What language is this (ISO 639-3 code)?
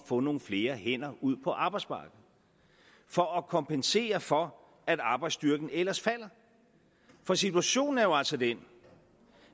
dan